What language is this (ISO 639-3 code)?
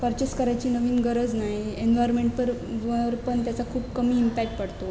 mar